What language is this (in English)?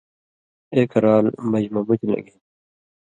Indus Kohistani